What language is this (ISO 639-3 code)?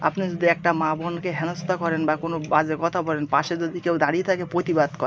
ben